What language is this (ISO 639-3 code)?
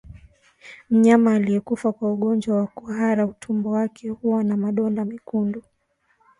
swa